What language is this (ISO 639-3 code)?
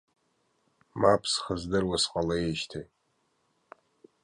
abk